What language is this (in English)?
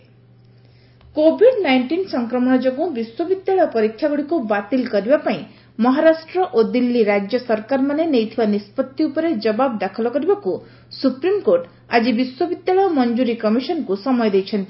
Odia